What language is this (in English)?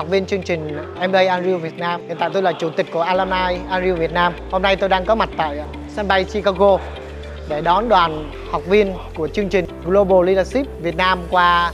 Vietnamese